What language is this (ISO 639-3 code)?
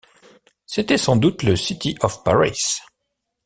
fra